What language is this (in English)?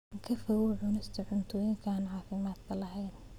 Somali